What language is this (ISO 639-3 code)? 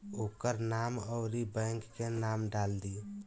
bho